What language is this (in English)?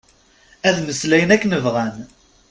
Kabyle